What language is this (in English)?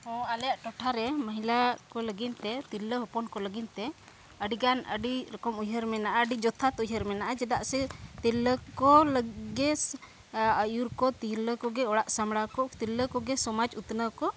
Santali